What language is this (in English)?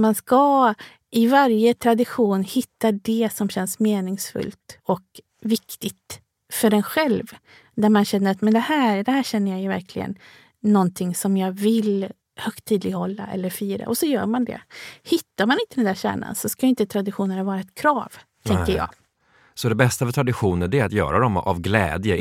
Swedish